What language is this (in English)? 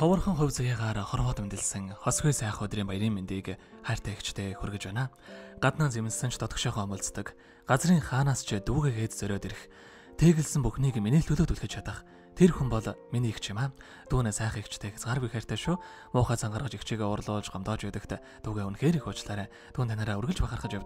Turkish